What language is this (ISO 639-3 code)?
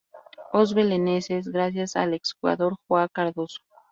spa